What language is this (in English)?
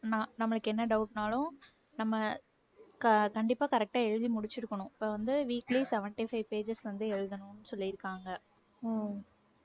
Tamil